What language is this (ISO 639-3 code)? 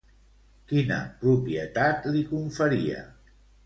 cat